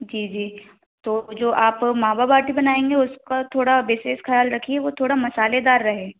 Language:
Hindi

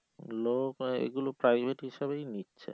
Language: Bangla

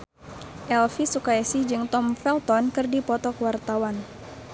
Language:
Sundanese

